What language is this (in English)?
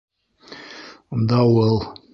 Bashkir